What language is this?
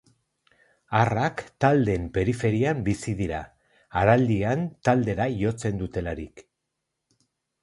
Basque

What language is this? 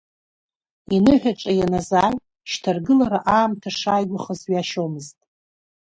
Abkhazian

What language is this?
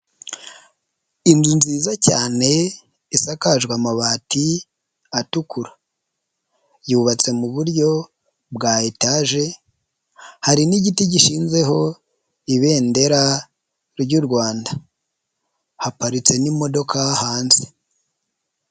Kinyarwanda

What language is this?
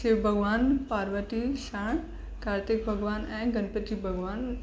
Sindhi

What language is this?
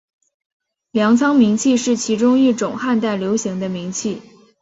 Chinese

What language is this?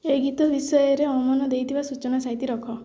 Odia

